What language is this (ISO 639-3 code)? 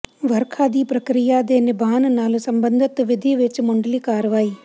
pan